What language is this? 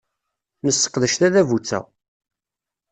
Kabyle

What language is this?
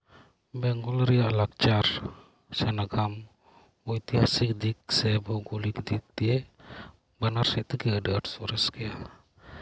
Santali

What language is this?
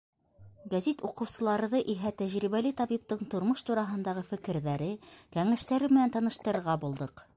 Bashkir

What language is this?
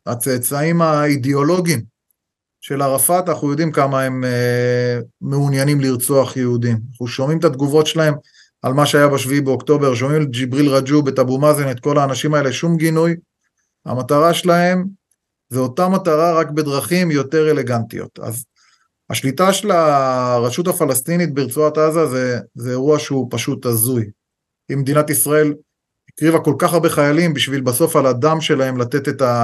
Hebrew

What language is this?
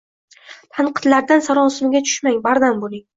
Uzbek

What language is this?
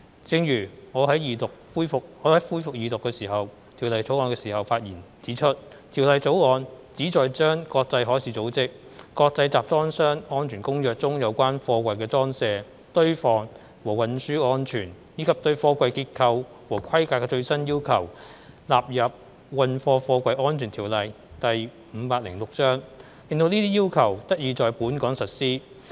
Cantonese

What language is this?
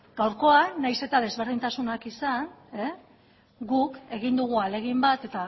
Basque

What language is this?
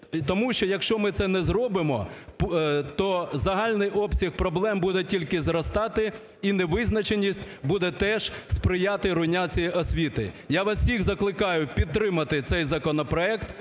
Ukrainian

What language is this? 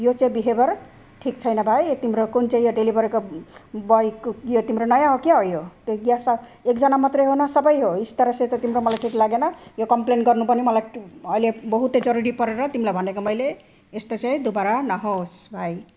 Nepali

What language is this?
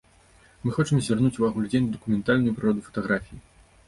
Belarusian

